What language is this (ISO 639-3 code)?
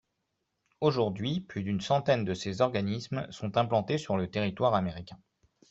fra